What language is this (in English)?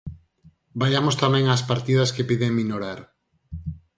Galician